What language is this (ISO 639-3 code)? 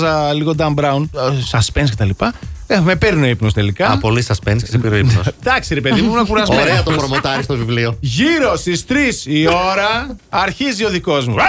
ell